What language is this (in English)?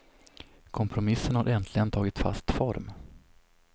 Swedish